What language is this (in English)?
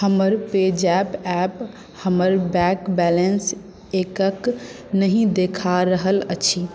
Maithili